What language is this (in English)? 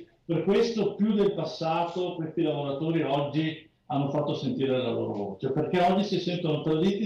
Italian